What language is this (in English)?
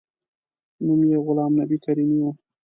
Pashto